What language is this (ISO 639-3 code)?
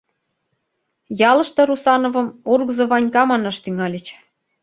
chm